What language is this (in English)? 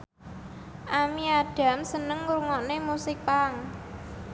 Javanese